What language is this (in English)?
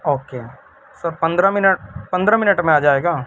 Urdu